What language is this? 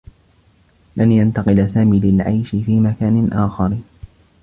Arabic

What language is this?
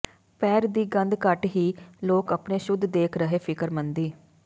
Punjabi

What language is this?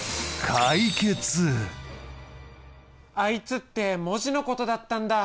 Japanese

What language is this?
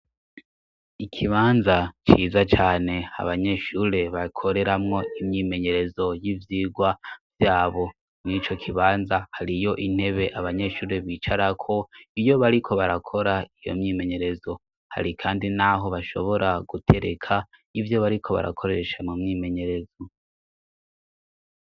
Rundi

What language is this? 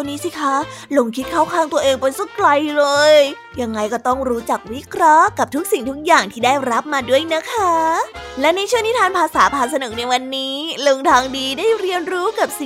Thai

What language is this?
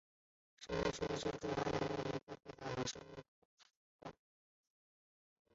Chinese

